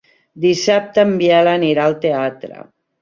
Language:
Catalan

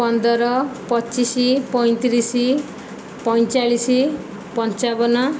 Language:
Odia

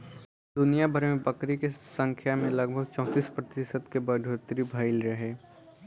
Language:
Bhojpuri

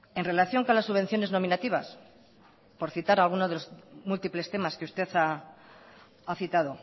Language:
Spanish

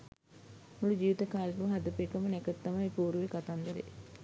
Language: Sinhala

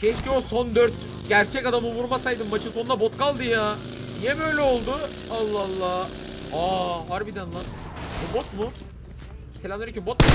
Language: Turkish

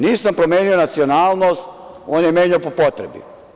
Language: Serbian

